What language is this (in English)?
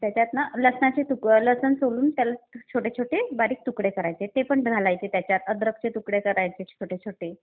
Marathi